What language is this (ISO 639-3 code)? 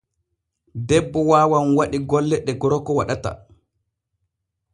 fue